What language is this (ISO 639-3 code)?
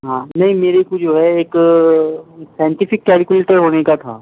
urd